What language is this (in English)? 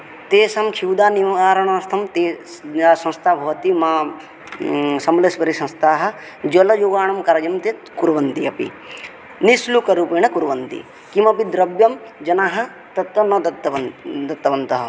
Sanskrit